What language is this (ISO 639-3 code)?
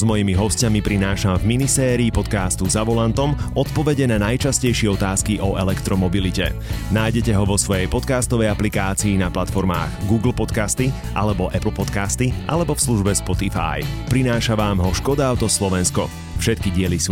slk